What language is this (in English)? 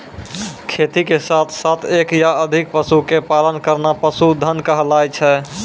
Maithili